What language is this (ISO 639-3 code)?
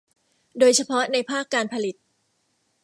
tha